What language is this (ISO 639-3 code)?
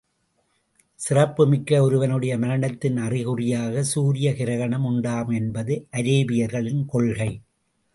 tam